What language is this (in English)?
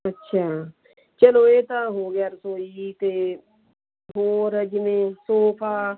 Punjabi